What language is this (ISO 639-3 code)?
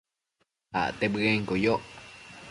mcf